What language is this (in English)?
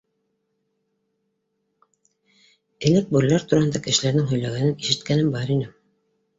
Bashkir